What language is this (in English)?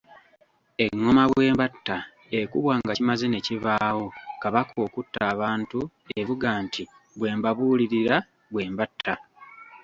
Ganda